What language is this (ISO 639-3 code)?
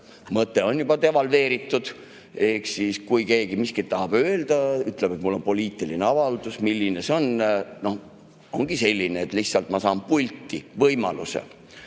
est